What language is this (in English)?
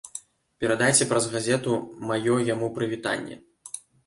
Belarusian